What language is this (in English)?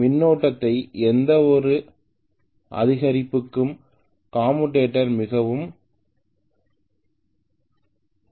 Tamil